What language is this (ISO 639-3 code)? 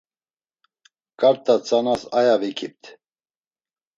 lzz